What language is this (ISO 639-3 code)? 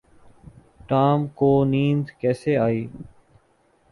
urd